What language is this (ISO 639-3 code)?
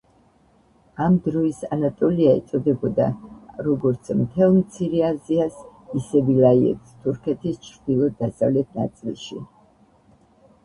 kat